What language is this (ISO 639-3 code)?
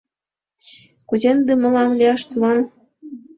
chm